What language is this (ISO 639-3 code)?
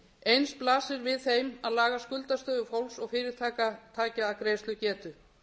isl